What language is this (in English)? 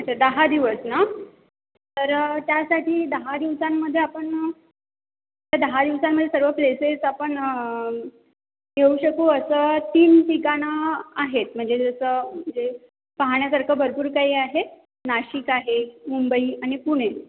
Marathi